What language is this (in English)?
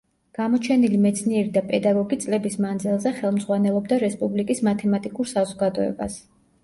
Georgian